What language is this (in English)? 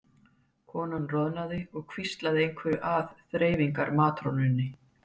Icelandic